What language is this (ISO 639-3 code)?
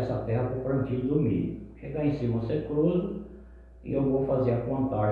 por